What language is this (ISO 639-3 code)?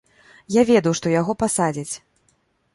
bel